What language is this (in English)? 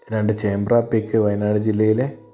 Malayalam